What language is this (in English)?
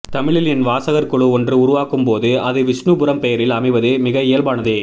Tamil